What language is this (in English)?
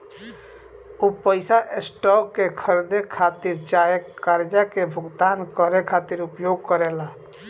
Bhojpuri